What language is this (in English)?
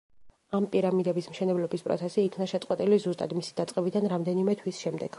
Georgian